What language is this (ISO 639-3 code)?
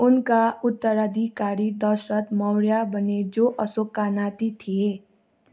nep